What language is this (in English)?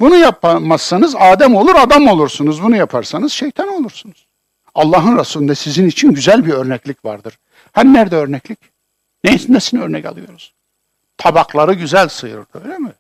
Turkish